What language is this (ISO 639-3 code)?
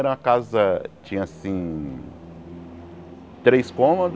por